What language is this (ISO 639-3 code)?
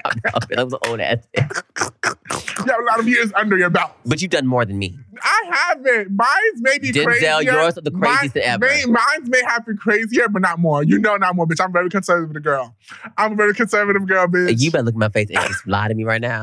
eng